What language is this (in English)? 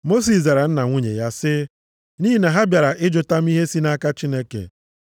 Igbo